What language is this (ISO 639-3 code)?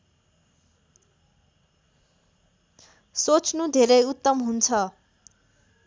nep